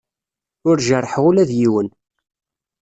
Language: Kabyle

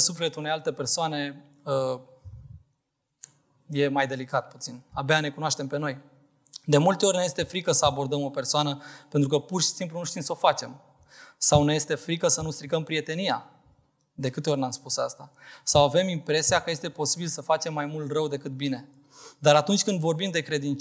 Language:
Romanian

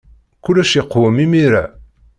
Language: Kabyle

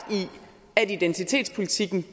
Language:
Danish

